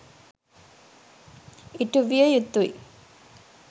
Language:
Sinhala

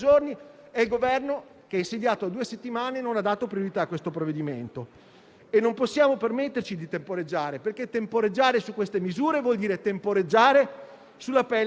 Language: Italian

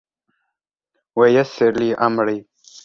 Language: Arabic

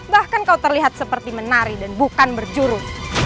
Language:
Indonesian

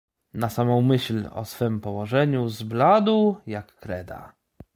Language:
Polish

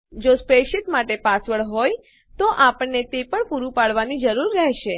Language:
Gujarati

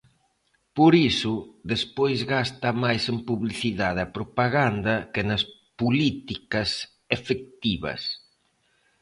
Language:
Galician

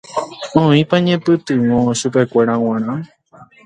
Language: Guarani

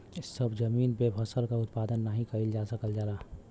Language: Bhojpuri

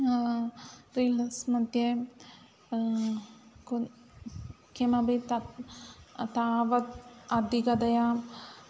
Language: Sanskrit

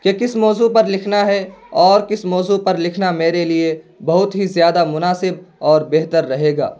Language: Urdu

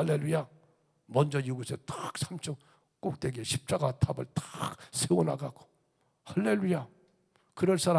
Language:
Korean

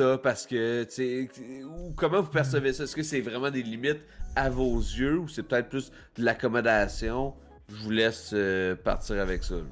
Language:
French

